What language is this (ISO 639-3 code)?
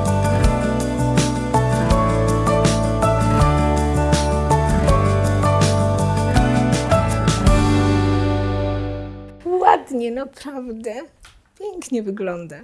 pol